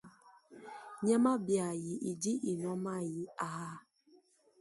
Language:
Luba-Lulua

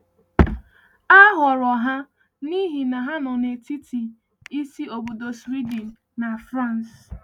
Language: Igbo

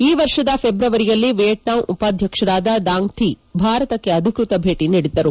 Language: Kannada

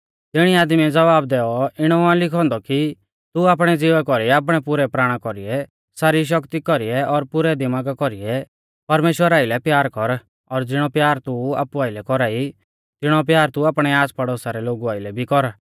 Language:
Mahasu Pahari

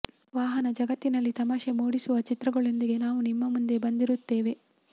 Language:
Kannada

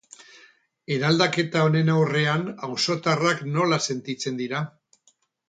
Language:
Basque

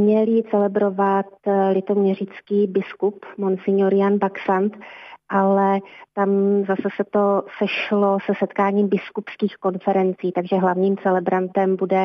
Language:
Czech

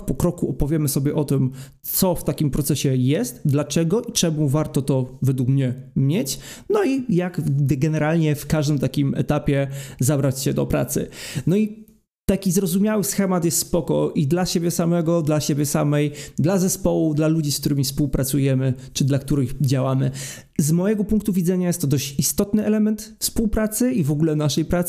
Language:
Polish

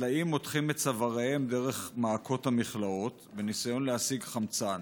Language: Hebrew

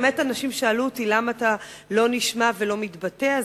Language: Hebrew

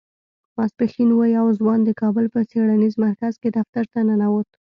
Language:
Pashto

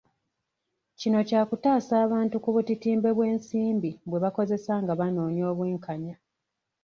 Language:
Ganda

